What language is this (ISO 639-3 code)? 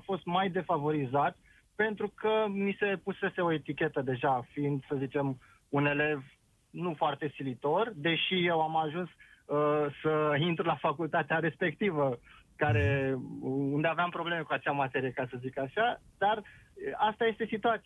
ron